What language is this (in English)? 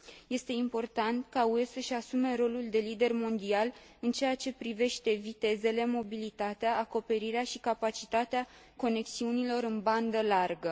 Romanian